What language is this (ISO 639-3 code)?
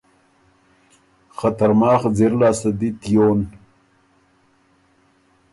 oru